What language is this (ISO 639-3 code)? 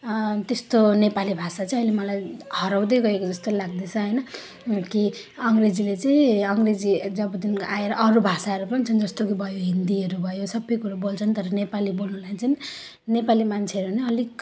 nep